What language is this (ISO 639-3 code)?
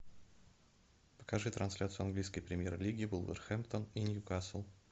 rus